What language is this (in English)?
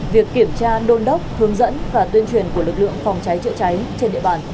Vietnamese